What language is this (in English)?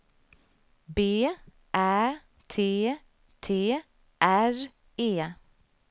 Swedish